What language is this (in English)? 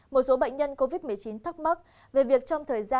Vietnamese